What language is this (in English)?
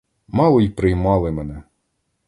Ukrainian